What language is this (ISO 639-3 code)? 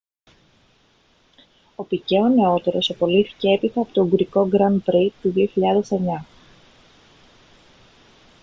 ell